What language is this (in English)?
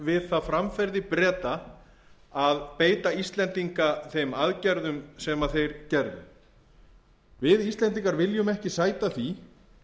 Icelandic